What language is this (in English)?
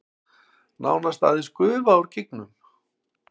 Icelandic